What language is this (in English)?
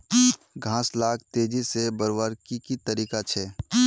Magahi